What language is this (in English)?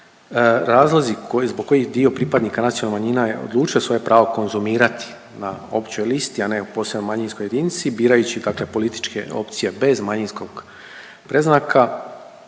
Croatian